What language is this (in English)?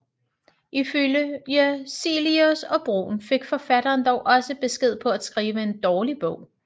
Danish